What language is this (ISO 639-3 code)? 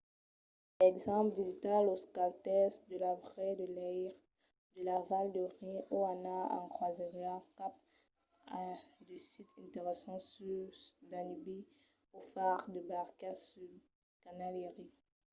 oci